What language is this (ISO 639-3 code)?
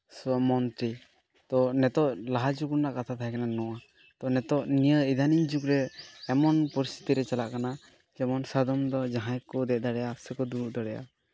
sat